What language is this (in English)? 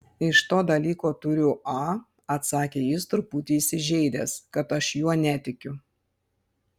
Lithuanian